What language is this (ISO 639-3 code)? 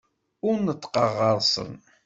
kab